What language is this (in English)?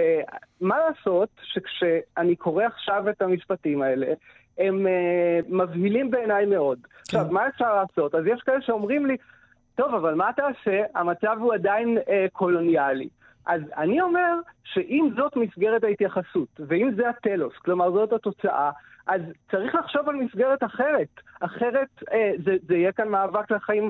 Hebrew